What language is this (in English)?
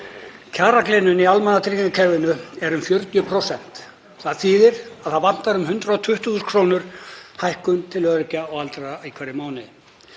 Icelandic